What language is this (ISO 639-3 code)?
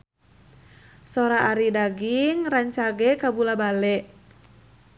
sun